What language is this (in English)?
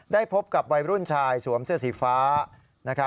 Thai